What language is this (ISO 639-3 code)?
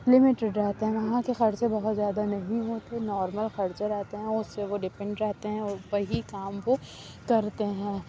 urd